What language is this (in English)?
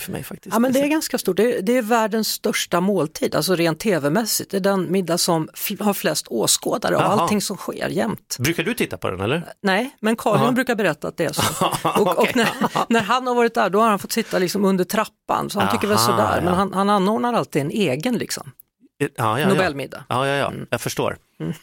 Swedish